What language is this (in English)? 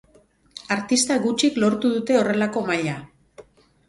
Basque